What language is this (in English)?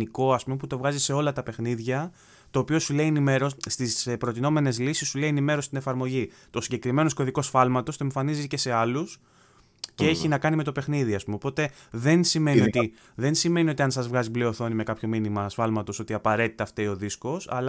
Greek